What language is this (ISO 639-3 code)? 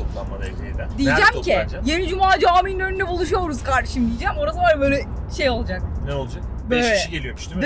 tur